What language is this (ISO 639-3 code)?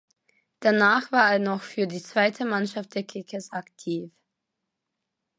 deu